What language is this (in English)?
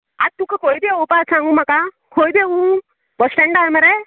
Konkani